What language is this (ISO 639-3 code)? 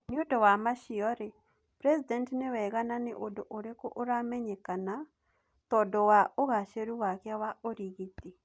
kik